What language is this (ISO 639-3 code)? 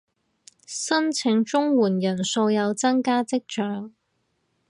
yue